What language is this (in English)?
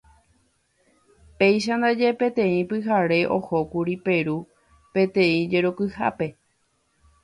Guarani